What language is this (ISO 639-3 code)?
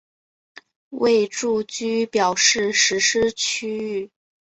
zho